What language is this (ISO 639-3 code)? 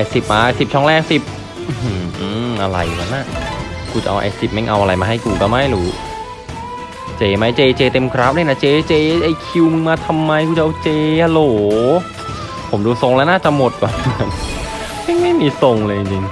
tha